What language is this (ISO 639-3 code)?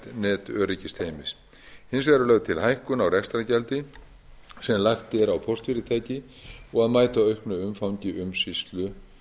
isl